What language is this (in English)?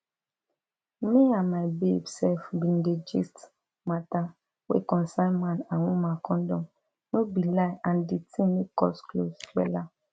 Nigerian Pidgin